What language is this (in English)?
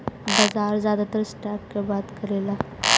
Bhojpuri